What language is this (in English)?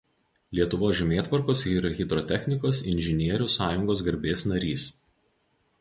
Lithuanian